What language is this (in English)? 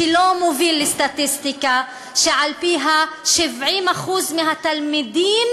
Hebrew